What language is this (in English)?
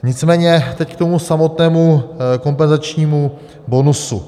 Czech